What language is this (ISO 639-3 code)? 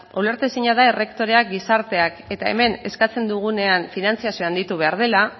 eus